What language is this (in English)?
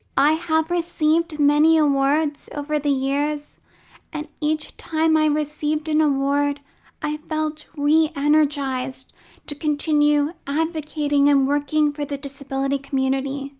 English